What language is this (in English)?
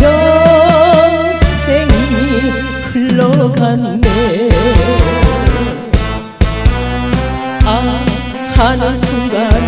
Korean